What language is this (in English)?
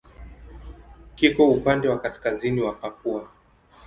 Swahili